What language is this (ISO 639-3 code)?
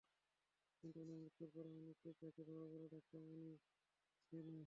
ben